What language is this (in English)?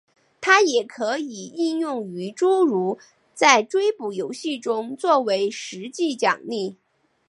Chinese